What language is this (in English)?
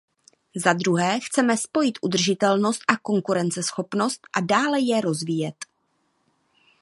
Czech